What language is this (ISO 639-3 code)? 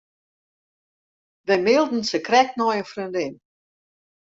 fry